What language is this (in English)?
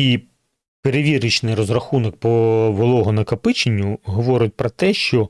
Ukrainian